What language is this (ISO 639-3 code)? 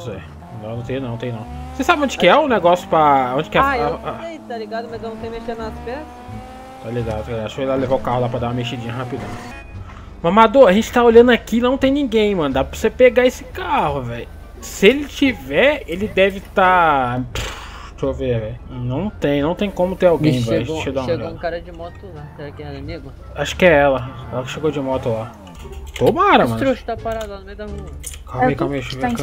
por